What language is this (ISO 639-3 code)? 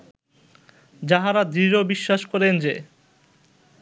ben